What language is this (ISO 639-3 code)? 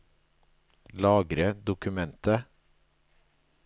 nor